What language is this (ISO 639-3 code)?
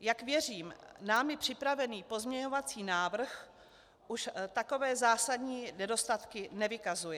ces